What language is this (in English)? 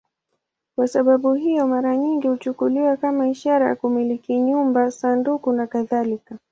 Swahili